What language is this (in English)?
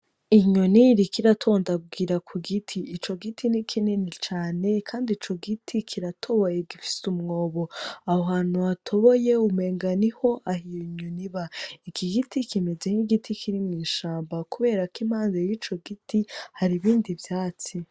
Rundi